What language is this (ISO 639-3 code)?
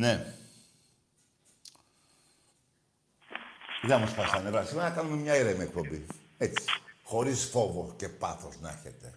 ell